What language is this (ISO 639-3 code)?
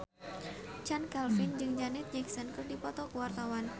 sun